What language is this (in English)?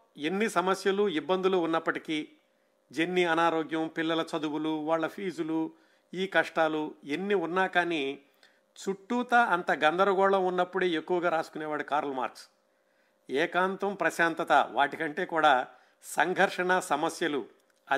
Telugu